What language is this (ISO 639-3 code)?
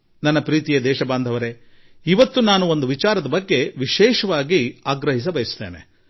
kan